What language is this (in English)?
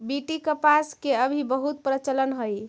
Magahi